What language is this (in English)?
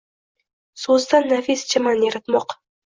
Uzbek